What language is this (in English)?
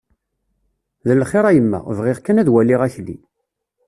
Kabyle